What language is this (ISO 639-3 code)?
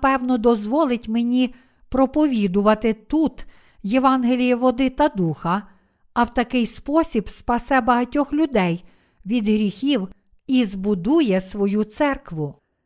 ukr